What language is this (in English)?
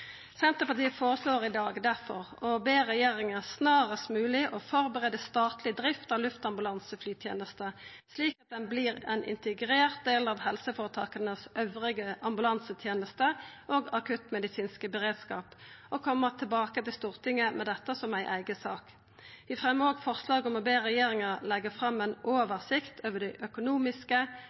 Norwegian Nynorsk